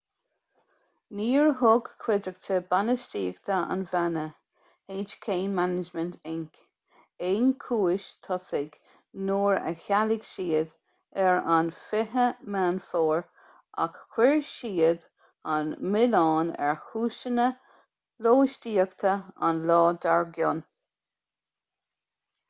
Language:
Irish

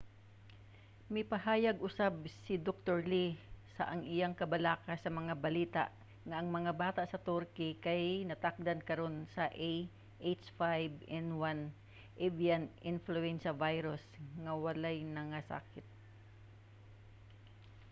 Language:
Cebuano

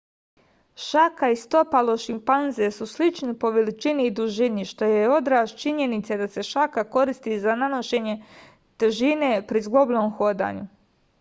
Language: Serbian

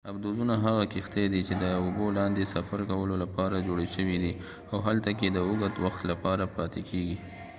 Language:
Pashto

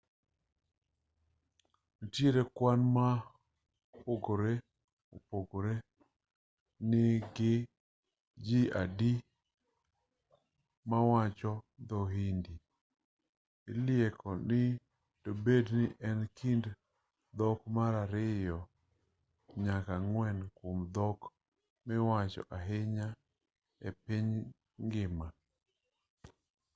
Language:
Luo (Kenya and Tanzania)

